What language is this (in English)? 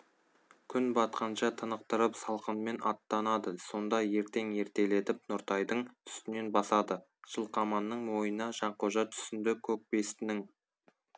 Kazakh